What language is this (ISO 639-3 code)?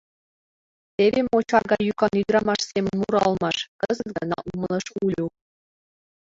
chm